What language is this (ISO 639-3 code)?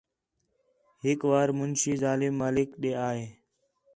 xhe